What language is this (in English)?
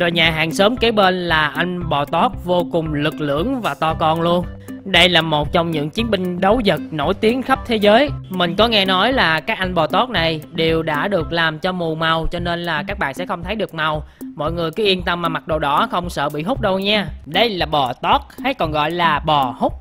Vietnamese